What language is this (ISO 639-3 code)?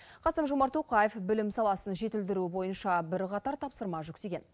kaz